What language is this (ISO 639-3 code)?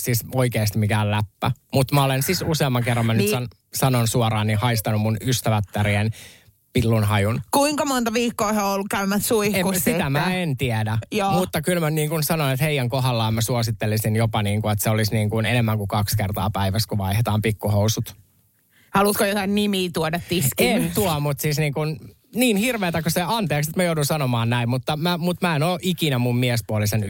fin